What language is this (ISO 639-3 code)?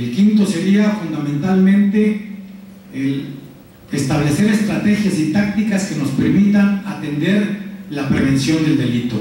spa